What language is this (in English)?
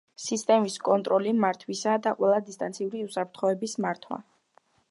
Georgian